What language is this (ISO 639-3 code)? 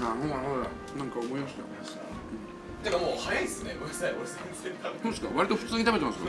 jpn